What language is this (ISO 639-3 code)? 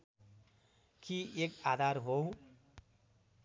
nep